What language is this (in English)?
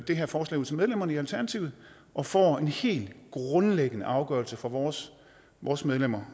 Danish